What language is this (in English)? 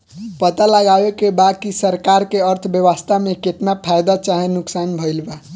Bhojpuri